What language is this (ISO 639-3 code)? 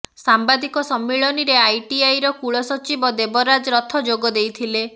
ori